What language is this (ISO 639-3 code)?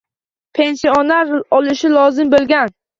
uzb